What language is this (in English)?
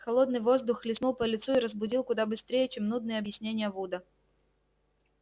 Russian